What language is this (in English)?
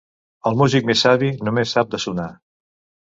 Catalan